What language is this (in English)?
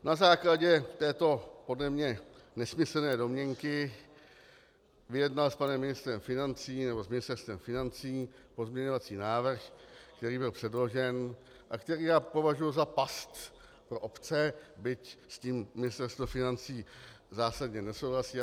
Czech